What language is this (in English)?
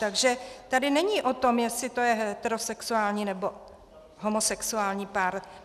Czech